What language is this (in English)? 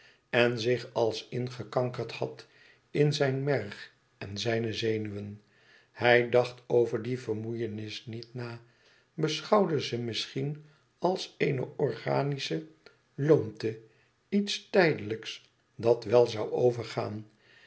Dutch